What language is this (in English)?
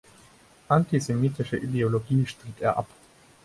German